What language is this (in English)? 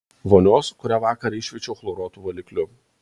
Lithuanian